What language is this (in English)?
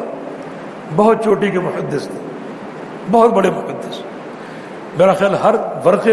Urdu